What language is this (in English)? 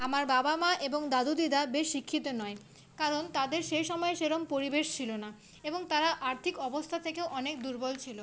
Bangla